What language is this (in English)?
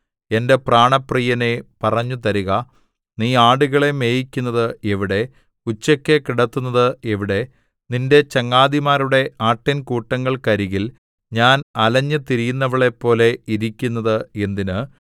Malayalam